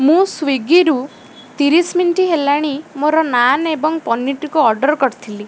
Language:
Odia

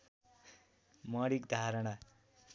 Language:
Nepali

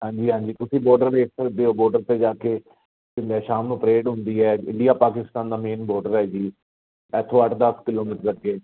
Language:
Punjabi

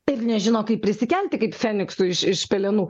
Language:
Lithuanian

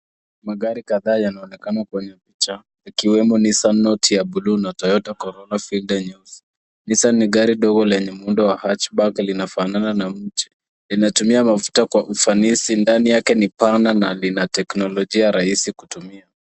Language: Swahili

